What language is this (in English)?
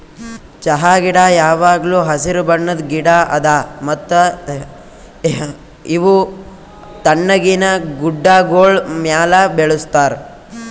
Kannada